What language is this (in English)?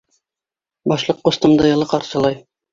Bashkir